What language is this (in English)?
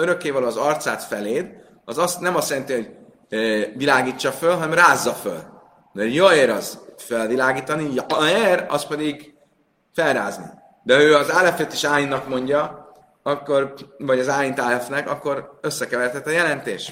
Hungarian